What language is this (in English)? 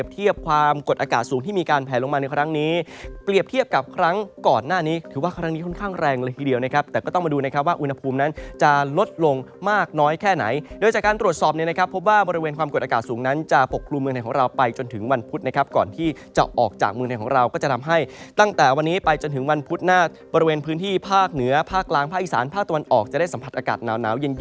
Thai